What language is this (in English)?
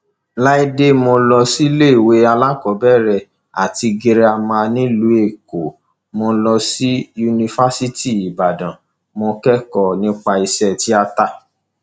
Yoruba